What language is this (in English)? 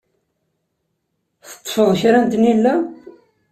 Kabyle